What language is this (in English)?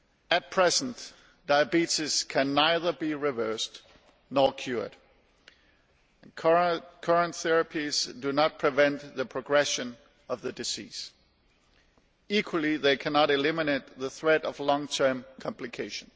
English